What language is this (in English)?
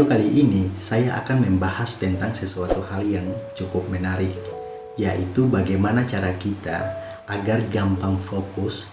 Indonesian